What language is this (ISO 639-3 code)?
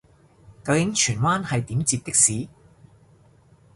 yue